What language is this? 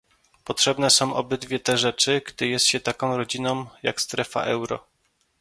Polish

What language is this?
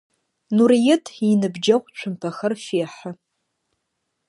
Adyghe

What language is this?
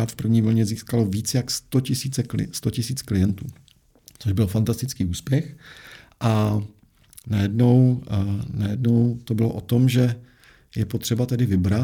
Czech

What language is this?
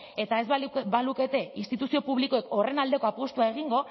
Basque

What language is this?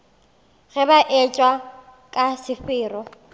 Northern Sotho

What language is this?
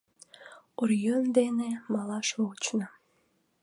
Mari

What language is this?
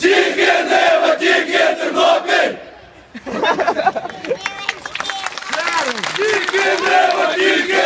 Portuguese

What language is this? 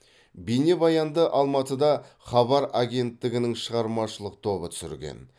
Kazakh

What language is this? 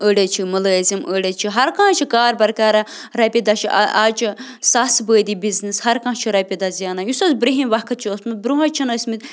Kashmiri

